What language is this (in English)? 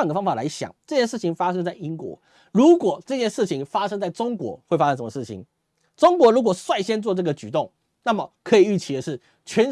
Chinese